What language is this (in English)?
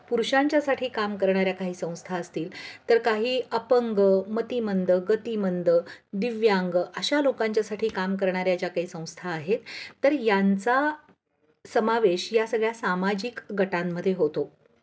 Marathi